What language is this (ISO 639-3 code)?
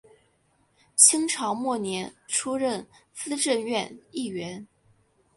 zho